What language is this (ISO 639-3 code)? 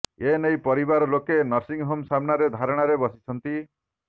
ori